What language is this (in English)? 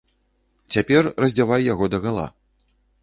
Belarusian